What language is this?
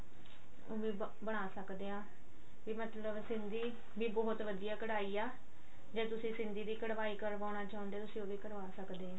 Punjabi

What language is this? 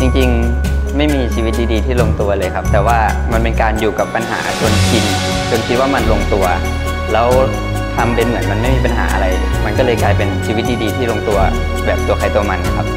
Thai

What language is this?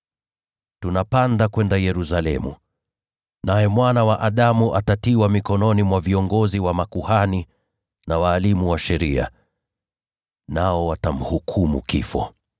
Swahili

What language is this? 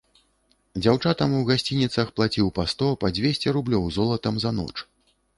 Belarusian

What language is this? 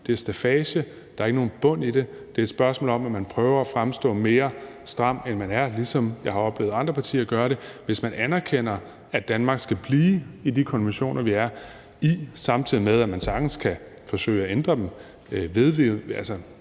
Danish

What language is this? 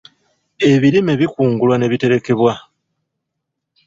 Ganda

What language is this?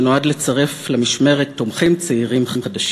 Hebrew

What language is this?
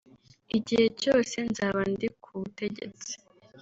Kinyarwanda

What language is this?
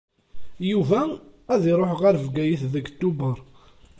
Kabyle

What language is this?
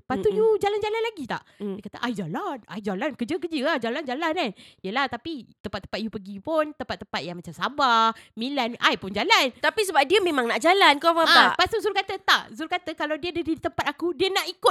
Malay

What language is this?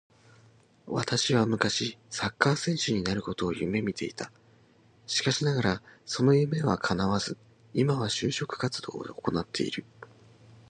Japanese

